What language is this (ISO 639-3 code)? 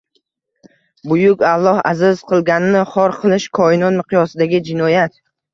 uzb